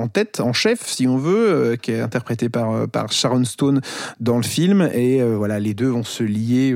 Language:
French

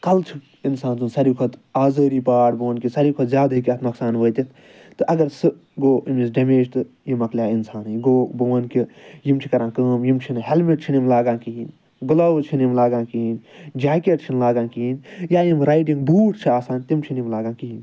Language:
Kashmiri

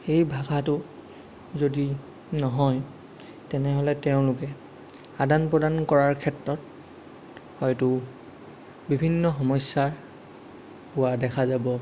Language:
Assamese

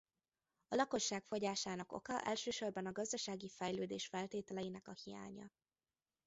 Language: Hungarian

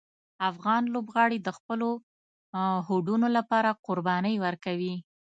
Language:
Pashto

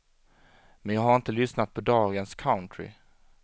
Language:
Swedish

